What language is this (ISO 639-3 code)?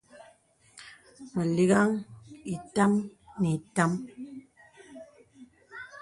beb